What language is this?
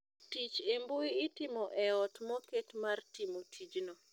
Luo (Kenya and Tanzania)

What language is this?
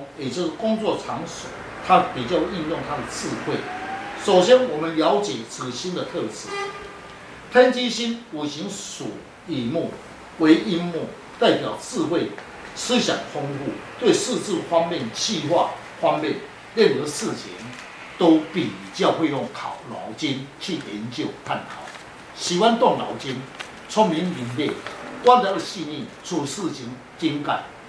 Chinese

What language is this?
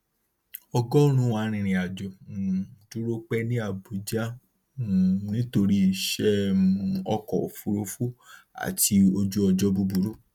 Yoruba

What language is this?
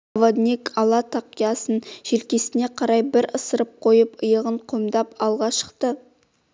Kazakh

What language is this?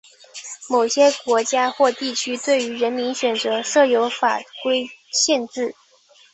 Chinese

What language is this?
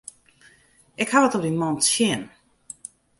Western Frisian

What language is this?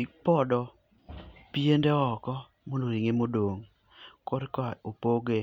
Luo (Kenya and Tanzania)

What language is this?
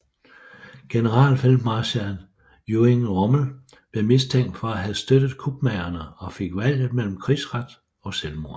Danish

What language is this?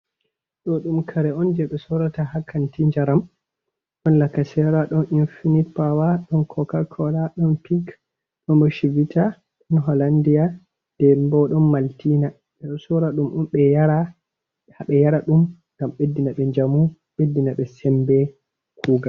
Fula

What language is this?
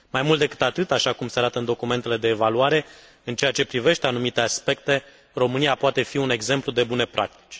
Romanian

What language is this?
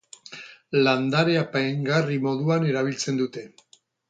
Basque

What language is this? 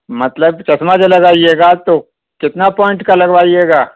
Urdu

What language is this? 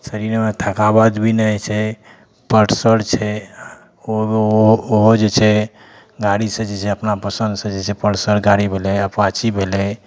Maithili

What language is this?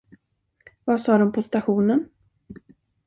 Swedish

